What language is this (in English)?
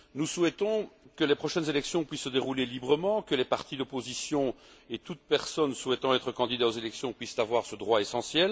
French